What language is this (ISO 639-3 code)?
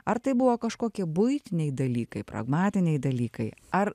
lit